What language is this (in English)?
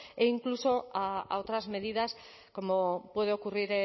Spanish